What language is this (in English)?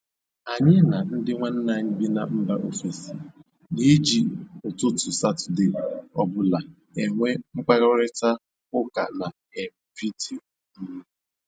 Igbo